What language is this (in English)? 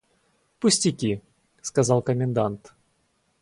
Russian